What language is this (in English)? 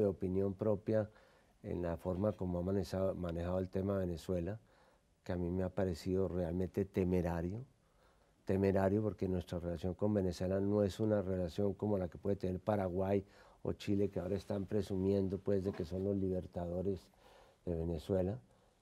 Spanish